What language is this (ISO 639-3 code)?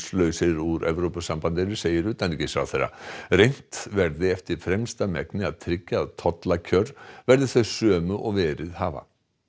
isl